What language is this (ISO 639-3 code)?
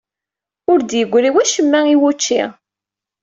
kab